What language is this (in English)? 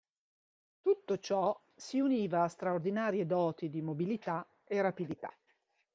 Italian